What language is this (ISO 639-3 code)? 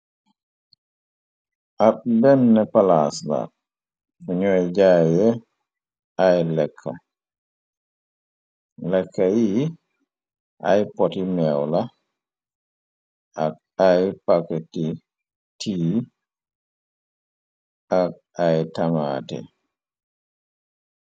wol